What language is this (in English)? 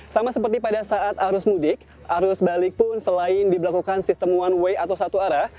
Indonesian